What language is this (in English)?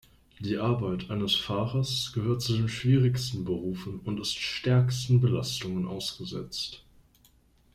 German